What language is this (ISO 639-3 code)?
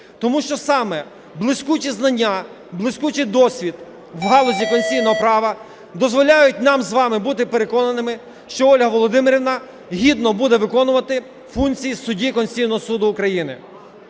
ukr